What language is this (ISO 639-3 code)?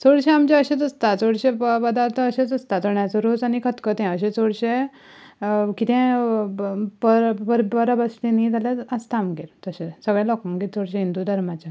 kok